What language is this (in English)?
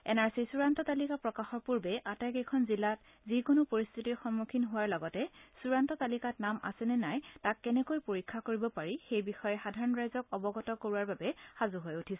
Assamese